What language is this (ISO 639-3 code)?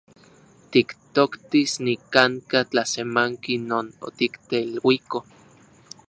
ncx